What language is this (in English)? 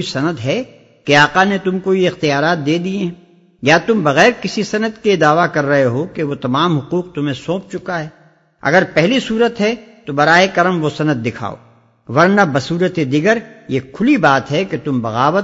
Urdu